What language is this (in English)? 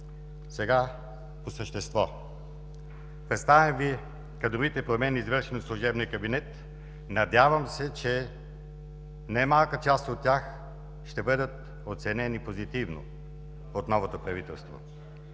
Bulgarian